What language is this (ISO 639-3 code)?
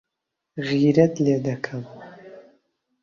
ckb